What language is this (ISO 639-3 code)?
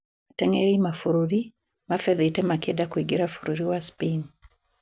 kik